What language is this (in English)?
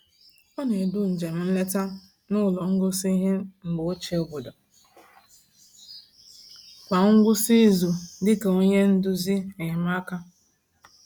Igbo